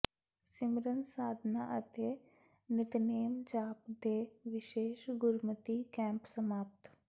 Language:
Punjabi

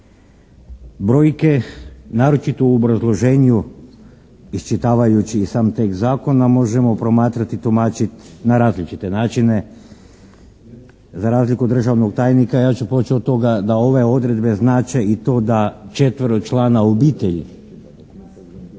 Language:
Croatian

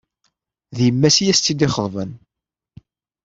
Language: Kabyle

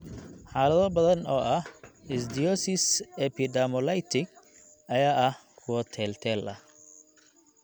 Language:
Somali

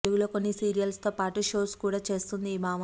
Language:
Telugu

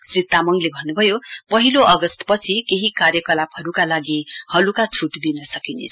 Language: Nepali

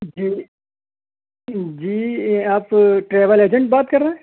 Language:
Urdu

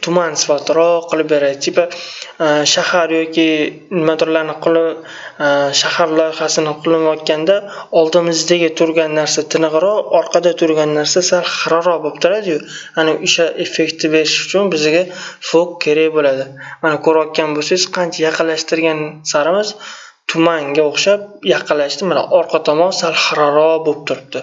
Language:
Turkish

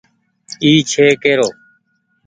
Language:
Goaria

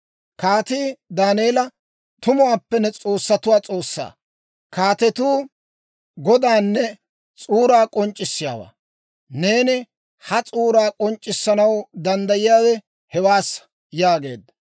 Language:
Dawro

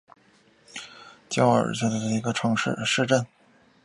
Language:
Chinese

